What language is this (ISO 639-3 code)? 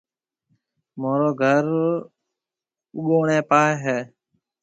mve